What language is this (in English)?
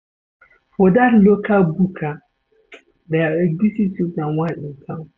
Nigerian Pidgin